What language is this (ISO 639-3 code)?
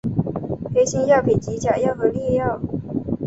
zho